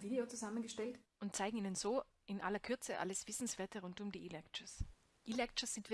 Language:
German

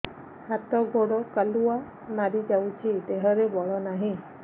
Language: Odia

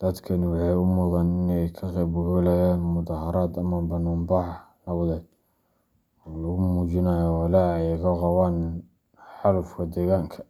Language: Somali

